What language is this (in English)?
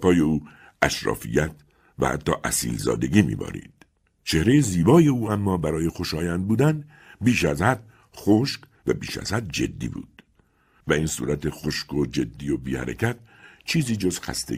Persian